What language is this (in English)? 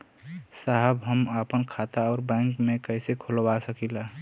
Bhojpuri